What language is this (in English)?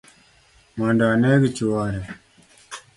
Luo (Kenya and Tanzania)